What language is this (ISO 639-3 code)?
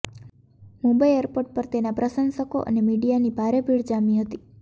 guj